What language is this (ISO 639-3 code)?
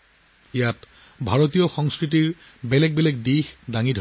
asm